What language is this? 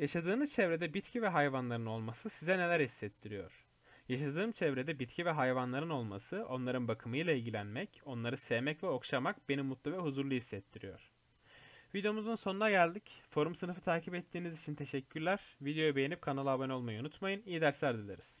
Turkish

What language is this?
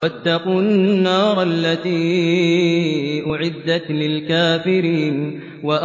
Arabic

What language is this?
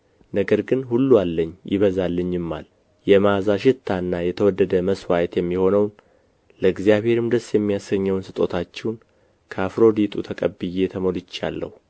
Amharic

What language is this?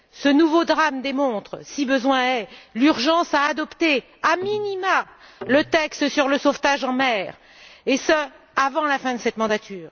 French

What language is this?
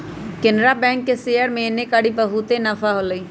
Magahi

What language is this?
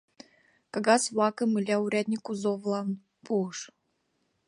Mari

